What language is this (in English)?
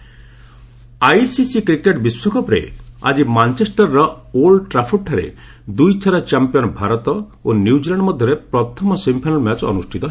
Odia